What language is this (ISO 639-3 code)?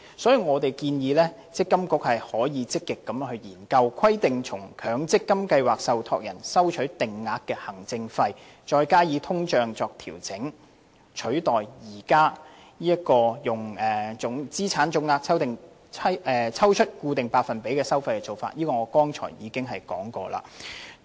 yue